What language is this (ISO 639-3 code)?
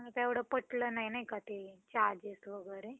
mar